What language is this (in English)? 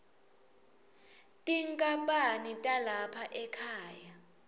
Swati